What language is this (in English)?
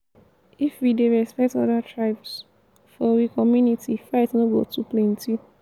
Nigerian Pidgin